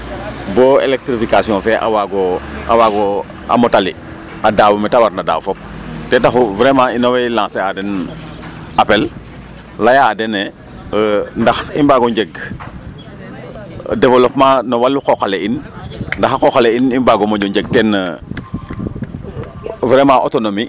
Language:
Serer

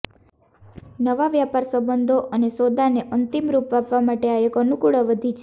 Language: Gujarati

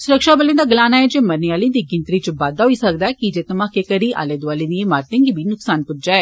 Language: Dogri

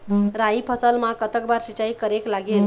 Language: Chhattisgarhi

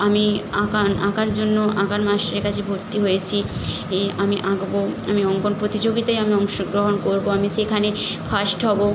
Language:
Bangla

